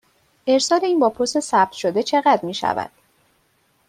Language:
Persian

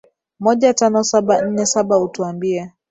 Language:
Swahili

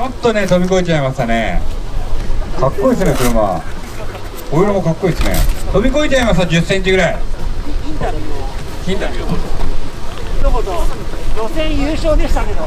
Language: Japanese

